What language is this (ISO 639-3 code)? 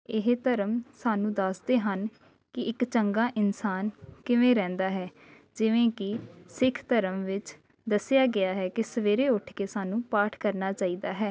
pan